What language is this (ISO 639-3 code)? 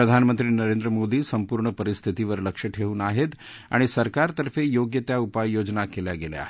mar